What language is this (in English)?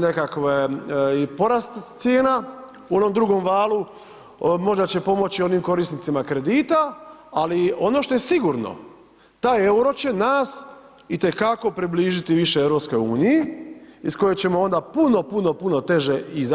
Croatian